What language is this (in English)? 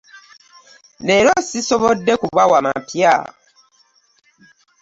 Ganda